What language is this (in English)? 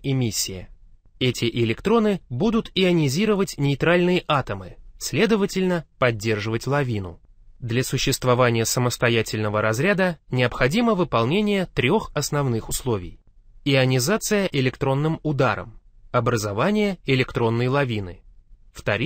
Russian